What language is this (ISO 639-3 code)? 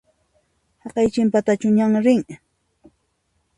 qxp